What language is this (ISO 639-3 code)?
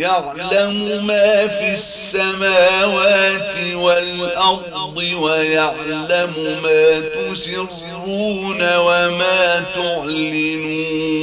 ara